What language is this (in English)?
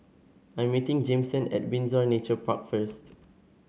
English